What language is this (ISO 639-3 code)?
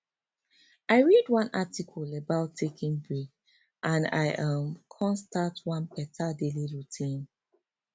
pcm